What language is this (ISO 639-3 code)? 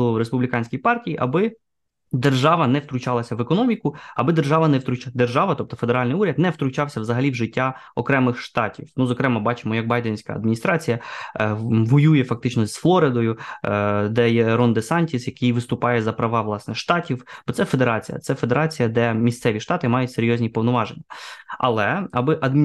ukr